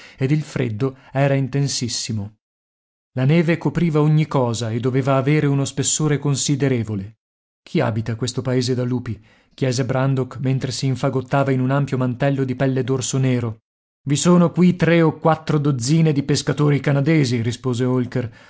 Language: Italian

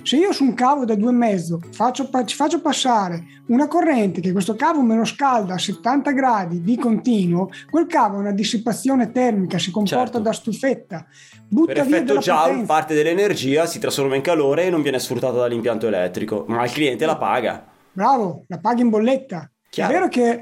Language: Italian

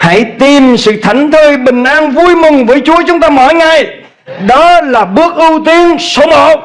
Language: Vietnamese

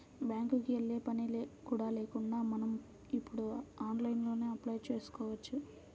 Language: Telugu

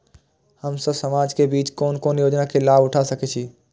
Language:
Maithili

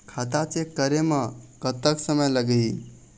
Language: Chhattisgarhi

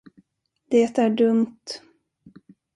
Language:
Swedish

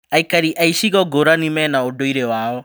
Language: Kikuyu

